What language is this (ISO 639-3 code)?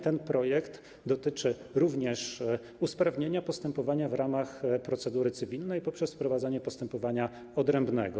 pol